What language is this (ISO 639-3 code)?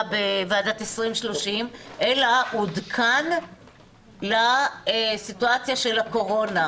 heb